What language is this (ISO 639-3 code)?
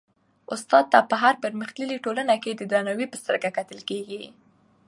pus